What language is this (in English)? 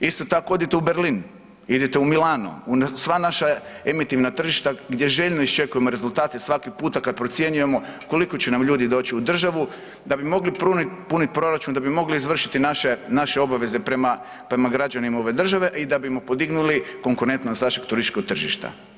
Croatian